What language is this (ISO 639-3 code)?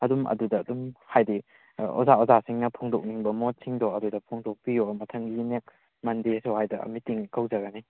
mni